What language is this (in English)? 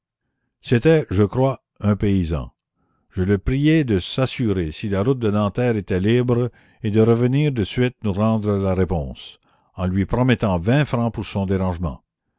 French